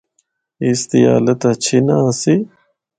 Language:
Northern Hindko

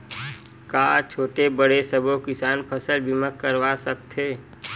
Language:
Chhattisgarhi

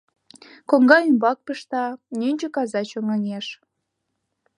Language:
Mari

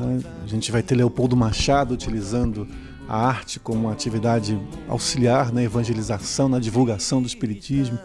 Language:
Portuguese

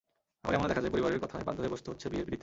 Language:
Bangla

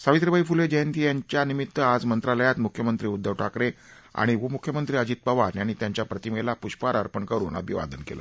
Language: Marathi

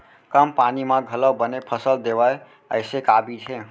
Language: Chhattisgarhi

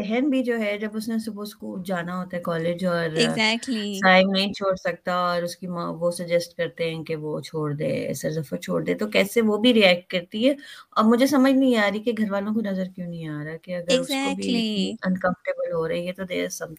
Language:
Urdu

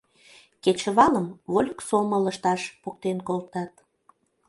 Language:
Mari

